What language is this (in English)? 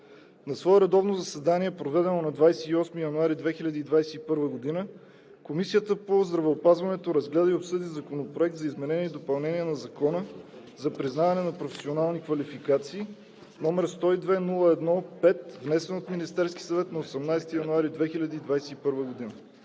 Bulgarian